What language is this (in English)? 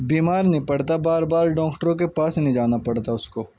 Urdu